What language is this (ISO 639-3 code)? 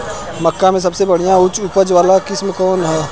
bho